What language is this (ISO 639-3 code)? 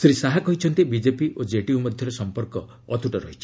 ori